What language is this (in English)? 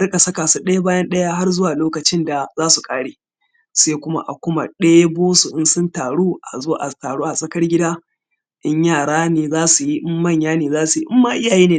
Hausa